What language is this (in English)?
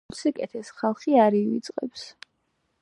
Georgian